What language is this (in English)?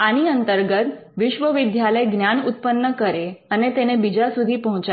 Gujarati